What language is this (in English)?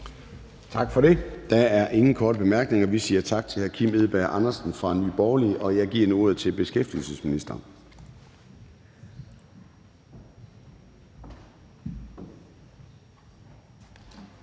Danish